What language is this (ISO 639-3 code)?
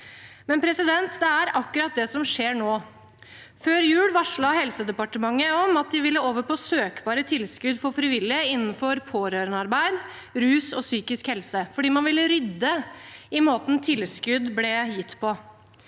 nor